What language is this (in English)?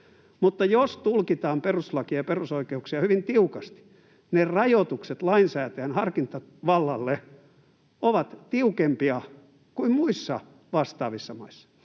Finnish